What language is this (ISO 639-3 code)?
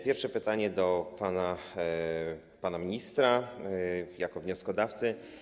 pol